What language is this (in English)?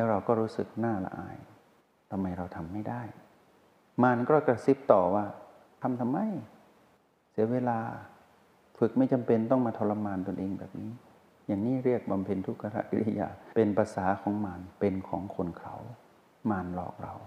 Thai